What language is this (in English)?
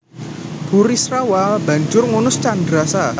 Javanese